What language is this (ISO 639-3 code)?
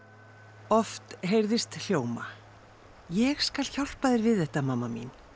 isl